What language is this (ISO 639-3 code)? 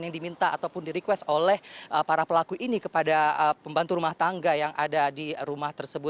ind